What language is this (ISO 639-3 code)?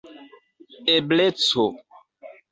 epo